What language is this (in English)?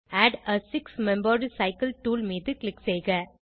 Tamil